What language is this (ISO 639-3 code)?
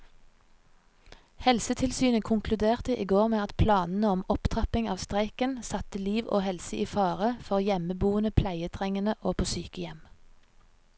nor